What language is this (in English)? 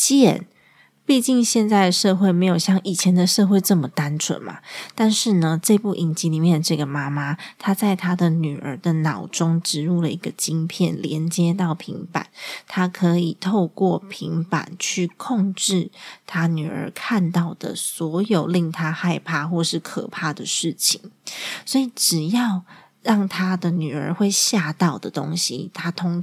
Chinese